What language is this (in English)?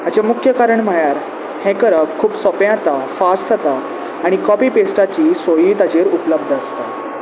Konkani